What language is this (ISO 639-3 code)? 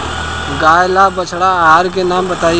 bho